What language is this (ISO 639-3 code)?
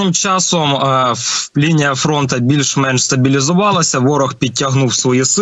ukr